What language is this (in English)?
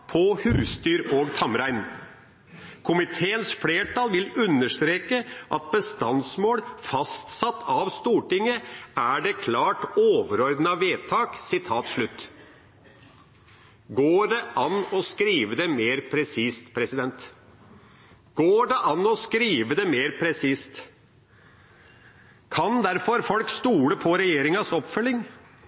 Norwegian Bokmål